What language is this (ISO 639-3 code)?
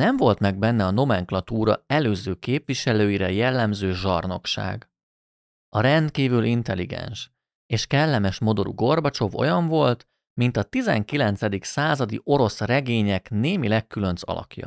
hun